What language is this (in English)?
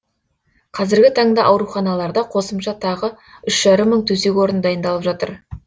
Kazakh